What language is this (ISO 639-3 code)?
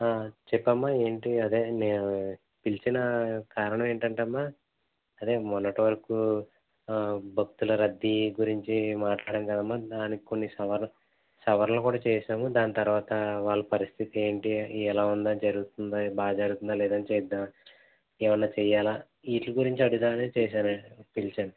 tel